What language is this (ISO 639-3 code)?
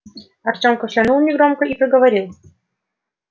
rus